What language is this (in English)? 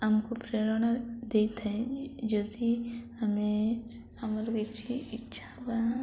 Odia